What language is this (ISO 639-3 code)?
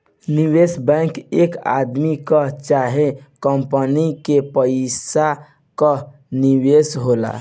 bho